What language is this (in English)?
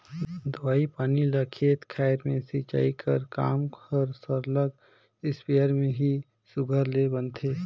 Chhattisgarhi